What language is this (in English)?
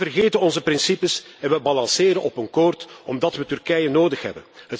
Dutch